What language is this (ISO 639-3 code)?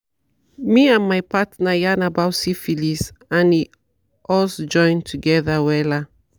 pcm